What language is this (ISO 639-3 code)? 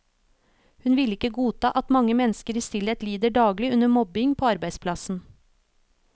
nor